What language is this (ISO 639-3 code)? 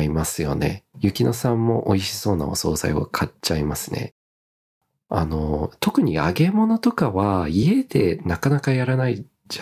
jpn